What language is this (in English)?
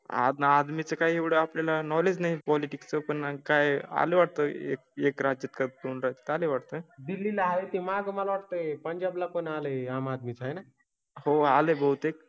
Marathi